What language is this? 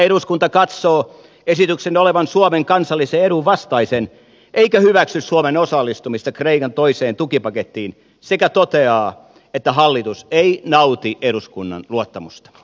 Finnish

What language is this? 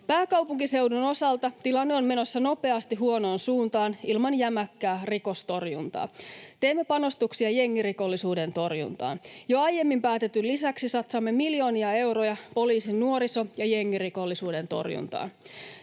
Finnish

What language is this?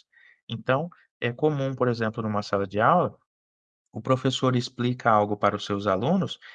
Portuguese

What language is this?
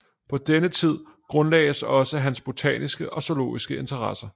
Danish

